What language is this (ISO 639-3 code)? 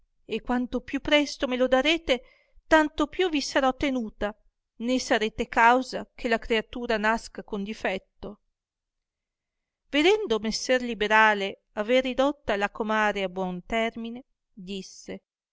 ita